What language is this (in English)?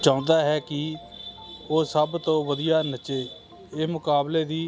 Punjabi